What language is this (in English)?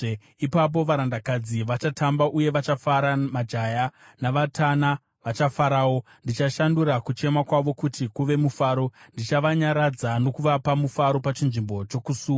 Shona